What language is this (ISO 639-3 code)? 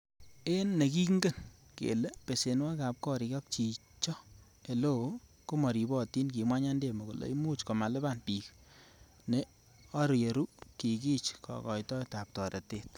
kln